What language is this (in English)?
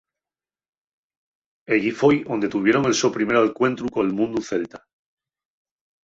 Asturian